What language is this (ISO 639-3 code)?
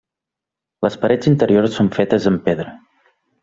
cat